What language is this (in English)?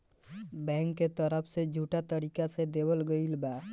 Bhojpuri